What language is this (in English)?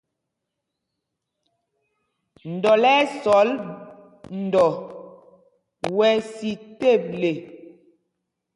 Mpumpong